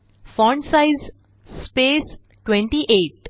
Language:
Marathi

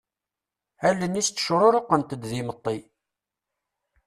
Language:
Kabyle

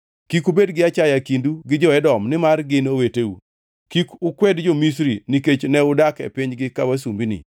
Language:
Luo (Kenya and Tanzania)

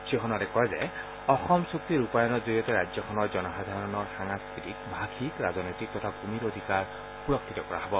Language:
Assamese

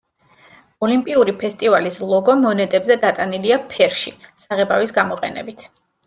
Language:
Georgian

